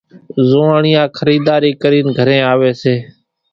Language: Kachi Koli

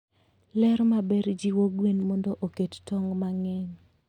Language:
Luo (Kenya and Tanzania)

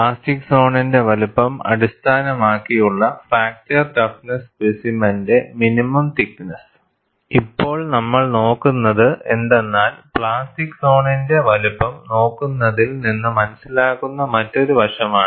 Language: Malayalam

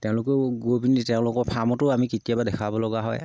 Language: Assamese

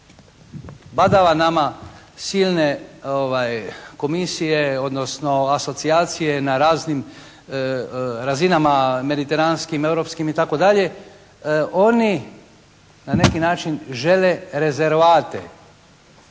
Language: Croatian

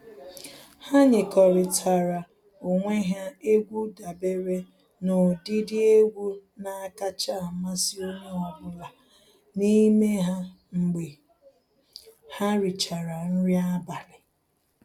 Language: Igbo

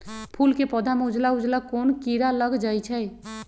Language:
Magahi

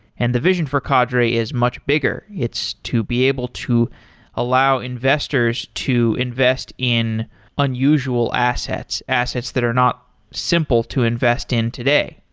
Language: English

